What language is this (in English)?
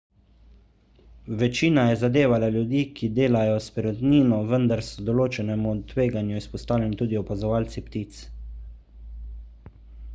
Slovenian